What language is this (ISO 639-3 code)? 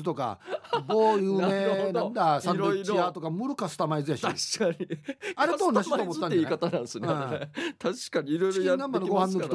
jpn